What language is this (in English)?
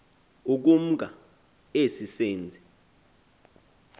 Xhosa